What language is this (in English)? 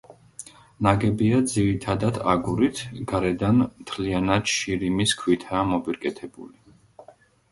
Georgian